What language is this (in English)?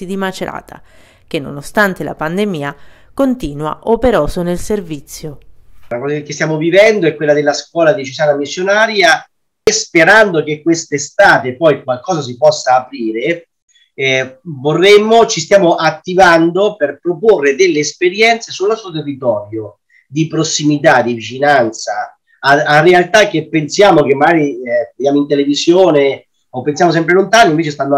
Italian